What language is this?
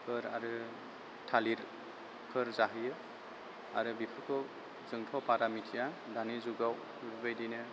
Bodo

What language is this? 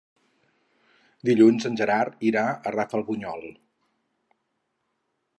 Catalan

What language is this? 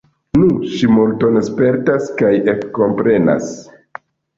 Esperanto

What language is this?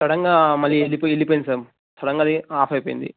Telugu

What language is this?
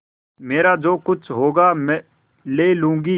Hindi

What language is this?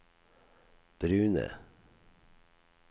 Norwegian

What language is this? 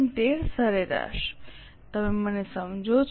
Gujarati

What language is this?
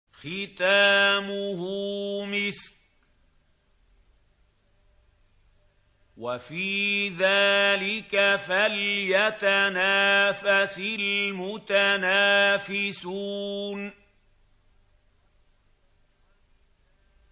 Arabic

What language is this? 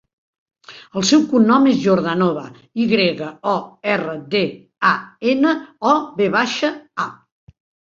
Catalan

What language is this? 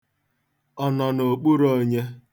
Igbo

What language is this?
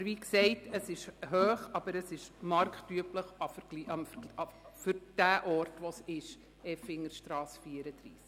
Swiss German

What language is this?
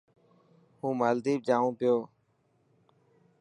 Dhatki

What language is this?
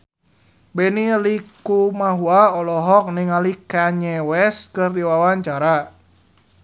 Sundanese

